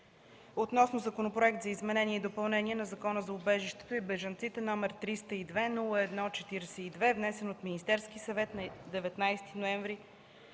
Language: Bulgarian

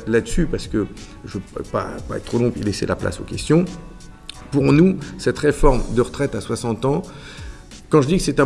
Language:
French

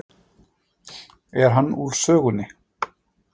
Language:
Icelandic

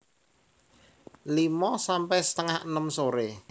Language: Javanese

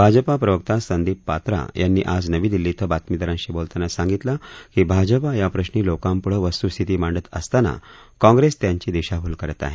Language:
Marathi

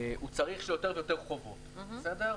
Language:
Hebrew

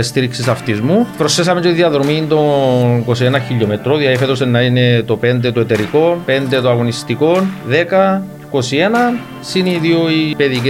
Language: Greek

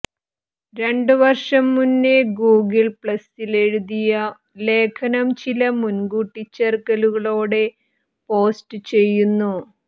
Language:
Malayalam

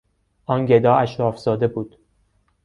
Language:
Persian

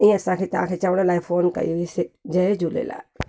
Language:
Sindhi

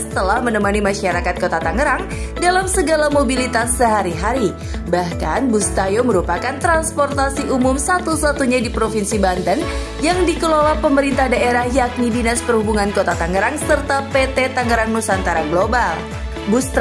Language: Indonesian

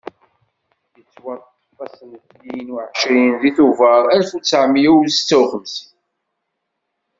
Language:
Kabyle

